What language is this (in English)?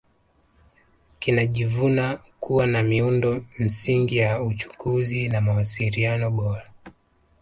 Swahili